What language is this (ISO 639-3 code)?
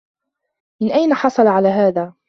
ara